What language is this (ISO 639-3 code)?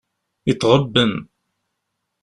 kab